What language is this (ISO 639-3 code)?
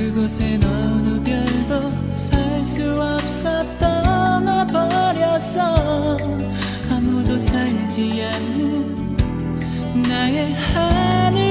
kor